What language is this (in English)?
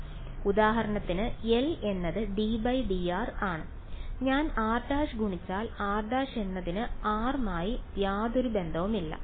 Malayalam